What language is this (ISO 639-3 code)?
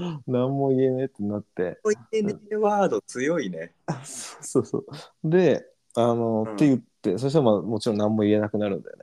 jpn